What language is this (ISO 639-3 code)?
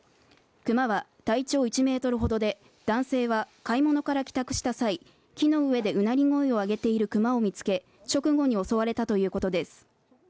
jpn